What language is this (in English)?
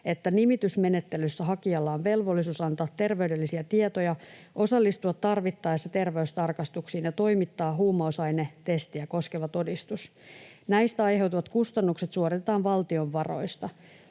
Finnish